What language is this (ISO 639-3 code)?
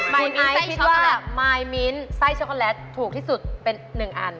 tha